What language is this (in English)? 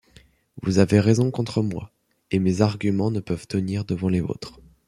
French